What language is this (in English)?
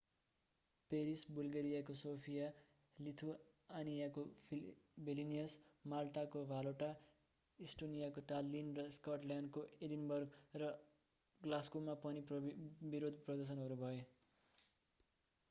Nepali